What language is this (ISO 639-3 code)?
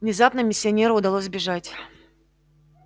rus